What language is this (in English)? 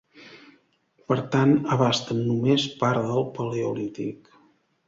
Catalan